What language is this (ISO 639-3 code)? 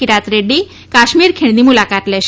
guj